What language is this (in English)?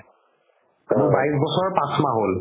Assamese